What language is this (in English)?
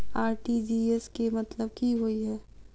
Maithili